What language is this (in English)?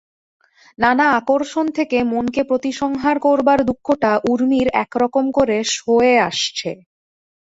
Bangla